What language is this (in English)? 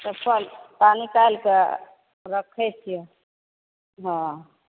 Maithili